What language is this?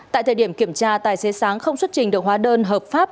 Vietnamese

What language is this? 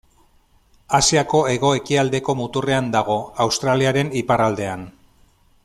Basque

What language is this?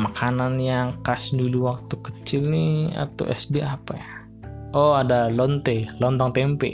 Indonesian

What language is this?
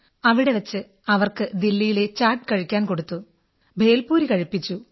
Malayalam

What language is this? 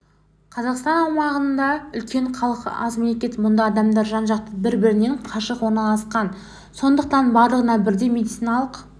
Kazakh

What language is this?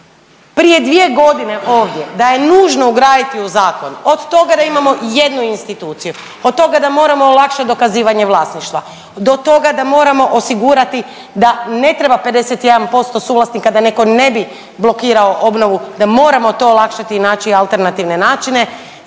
Croatian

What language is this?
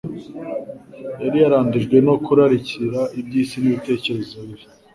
Kinyarwanda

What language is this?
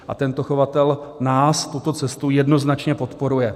Czech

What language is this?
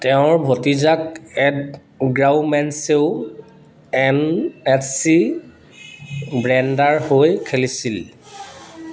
Assamese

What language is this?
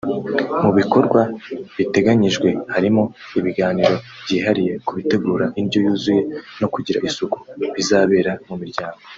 Kinyarwanda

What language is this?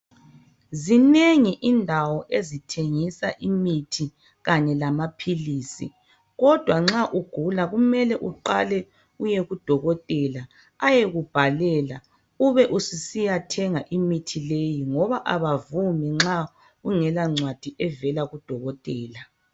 North Ndebele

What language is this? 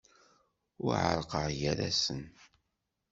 Kabyle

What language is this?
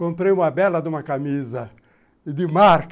Portuguese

